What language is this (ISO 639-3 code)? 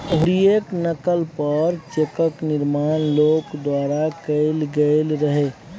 mai